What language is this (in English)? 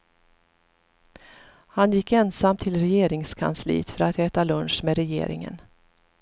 Swedish